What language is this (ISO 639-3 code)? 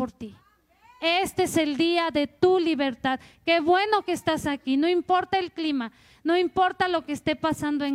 spa